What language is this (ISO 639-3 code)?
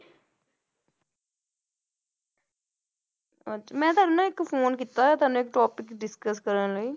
pan